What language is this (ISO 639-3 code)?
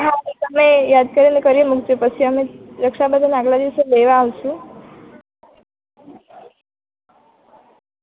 guj